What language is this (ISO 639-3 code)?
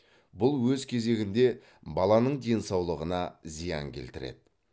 kaz